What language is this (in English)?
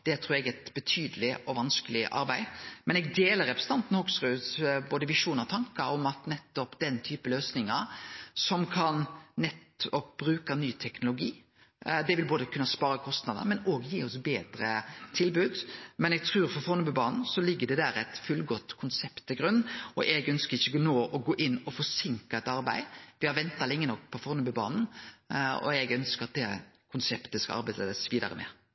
Norwegian Nynorsk